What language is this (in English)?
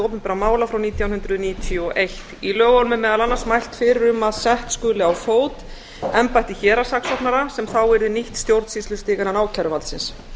Icelandic